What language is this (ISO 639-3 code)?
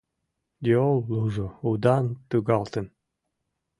chm